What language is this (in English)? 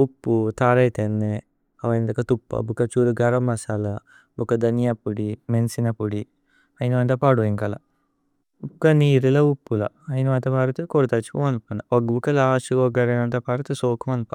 Tulu